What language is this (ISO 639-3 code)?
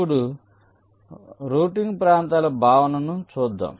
tel